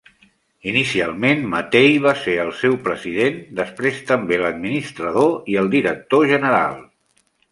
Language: Catalan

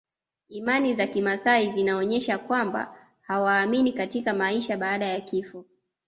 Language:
Swahili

